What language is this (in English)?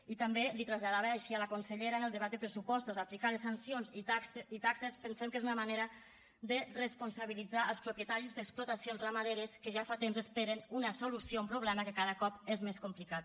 Catalan